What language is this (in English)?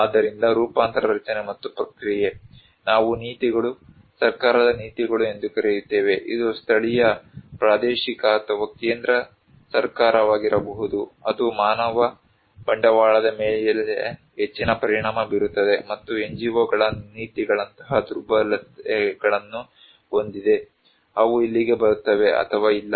Kannada